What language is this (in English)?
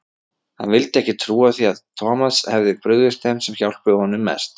Icelandic